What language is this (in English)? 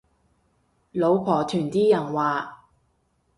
Cantonese